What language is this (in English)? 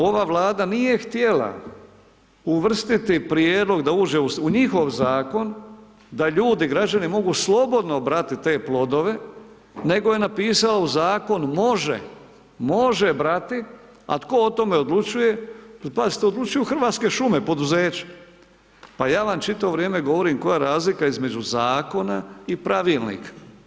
Croatian